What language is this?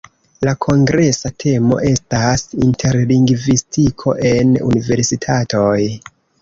Esperanto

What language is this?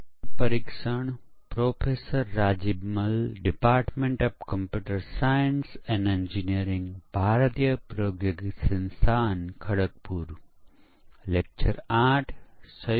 Gujarati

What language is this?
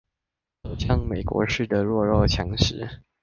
Chinese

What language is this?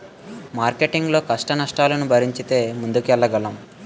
Telugu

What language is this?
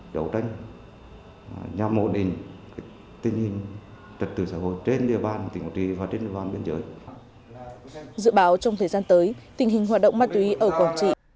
Vietnamese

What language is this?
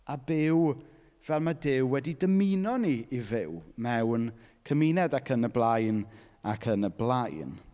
Welsh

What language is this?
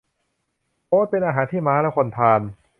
Thai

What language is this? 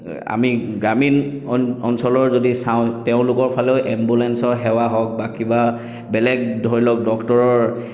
Assamese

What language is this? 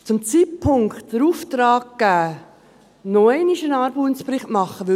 Swiss German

